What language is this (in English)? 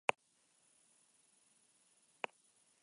Spanish